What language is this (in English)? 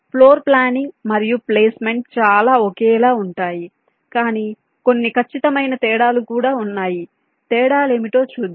Telugu